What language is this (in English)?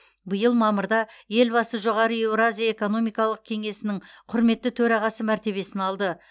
Kazakh